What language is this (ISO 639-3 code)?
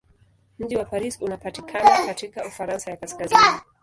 swa